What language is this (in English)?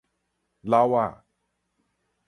Min Nan Chinese